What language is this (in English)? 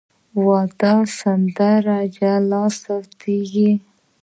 Pashto